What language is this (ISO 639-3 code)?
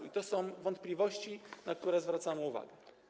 pol